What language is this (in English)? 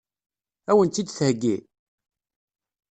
Kabyle